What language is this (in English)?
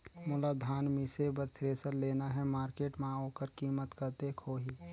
Chhattisgarhi